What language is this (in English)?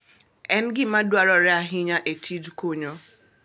Luo (Kenya and Tanzania)